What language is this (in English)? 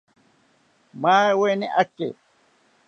South Ucayali Ashéninka